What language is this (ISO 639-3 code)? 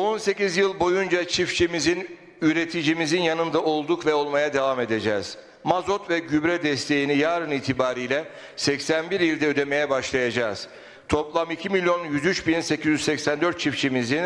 tur